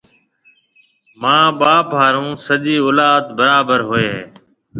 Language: Marwari (Pakistan)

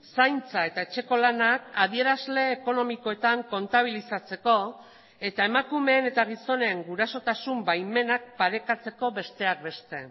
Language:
Basque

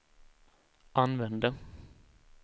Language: Swedish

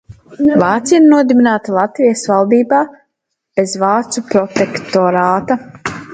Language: Latvian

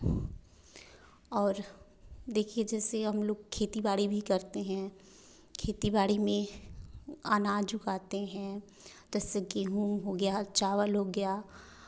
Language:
Hindi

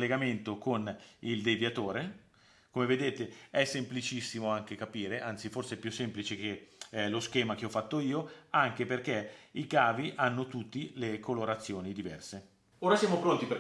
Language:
Italian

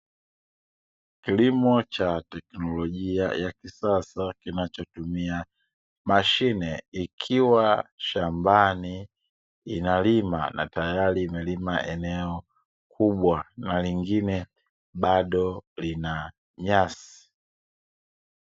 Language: Swahili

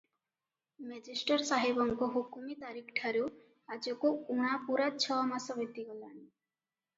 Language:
Odia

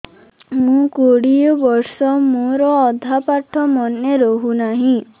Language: Odia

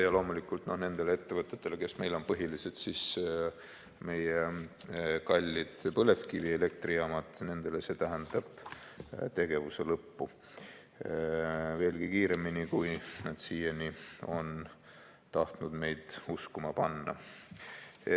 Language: Estonian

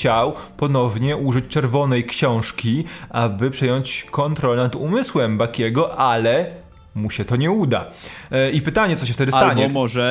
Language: Polish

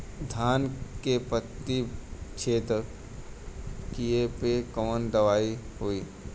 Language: Bhojpuri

